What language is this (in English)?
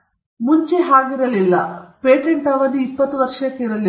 Kannada